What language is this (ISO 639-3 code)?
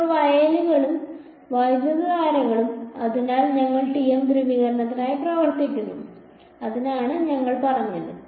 mal